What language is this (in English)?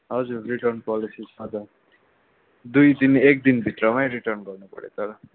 Nepali